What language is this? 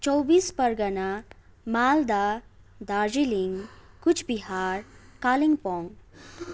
Nepali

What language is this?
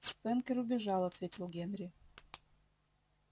Russian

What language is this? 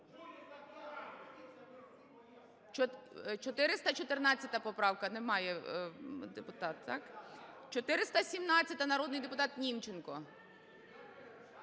Ukrainian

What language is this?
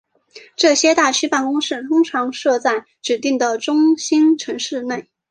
Chinese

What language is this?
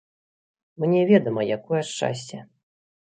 Belarusian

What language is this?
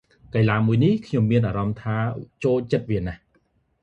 Khmer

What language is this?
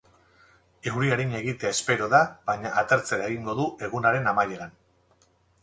Basque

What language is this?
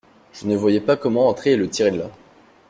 French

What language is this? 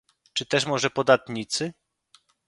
Polish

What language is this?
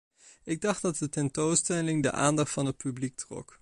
Dutch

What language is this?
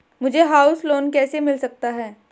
Hindi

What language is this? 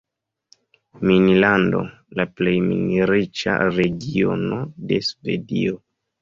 Esperanto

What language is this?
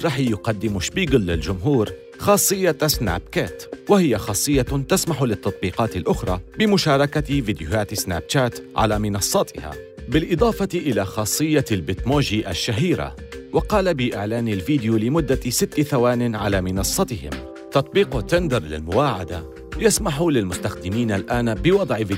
Arabic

